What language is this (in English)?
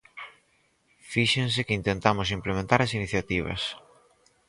Galician